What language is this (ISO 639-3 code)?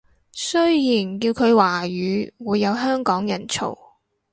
yue